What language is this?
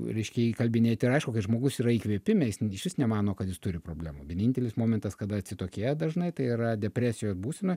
Lithuanian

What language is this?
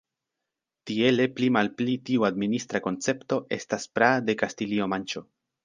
Esperanto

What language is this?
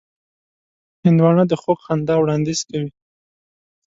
Pashto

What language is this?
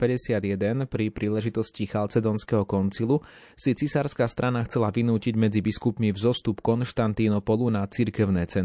Slovak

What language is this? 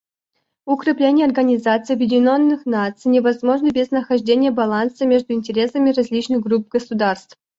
Russian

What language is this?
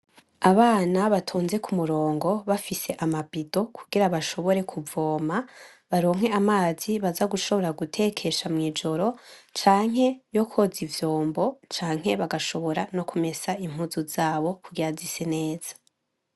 Rundi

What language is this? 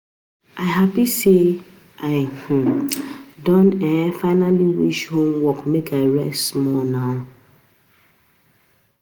Nigerian Pidgin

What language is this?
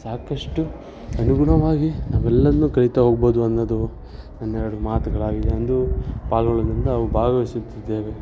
Kannada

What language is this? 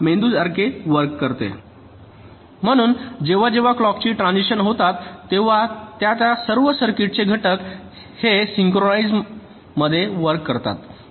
Marathi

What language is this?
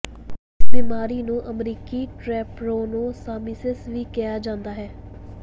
Punjabi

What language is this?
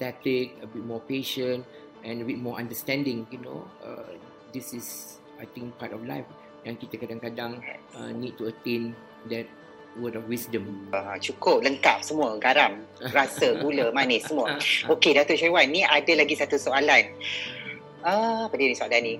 Malay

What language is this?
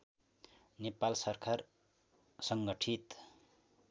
Nepali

